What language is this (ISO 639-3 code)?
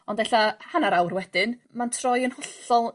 cym